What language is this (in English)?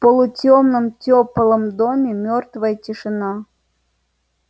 Russian